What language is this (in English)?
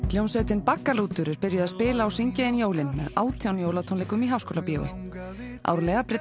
Icelandic